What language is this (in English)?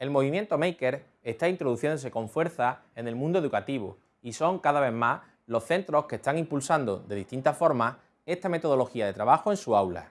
Spanish